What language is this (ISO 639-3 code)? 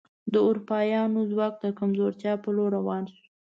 pus